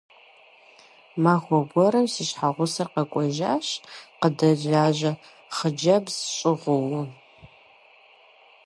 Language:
Kabardian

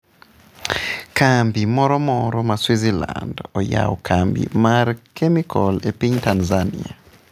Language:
Luo (Kenya and Tanzania)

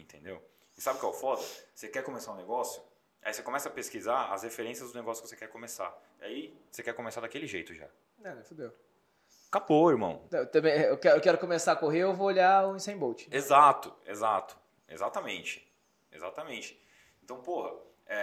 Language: Portuguese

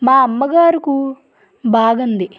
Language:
Telugu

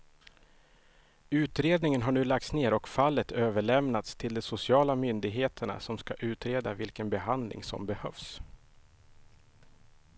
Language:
Swedish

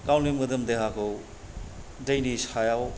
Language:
Bodo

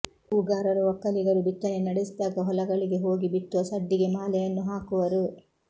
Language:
Kannada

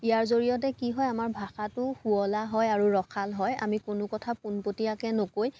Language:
Assamese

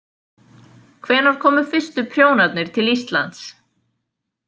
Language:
Icelandic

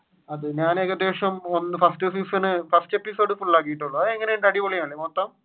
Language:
Malayalam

